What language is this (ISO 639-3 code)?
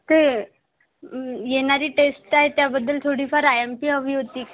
mar